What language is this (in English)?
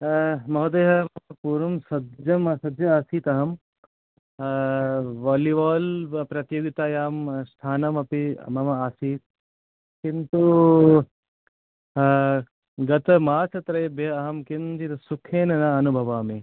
Sanskrit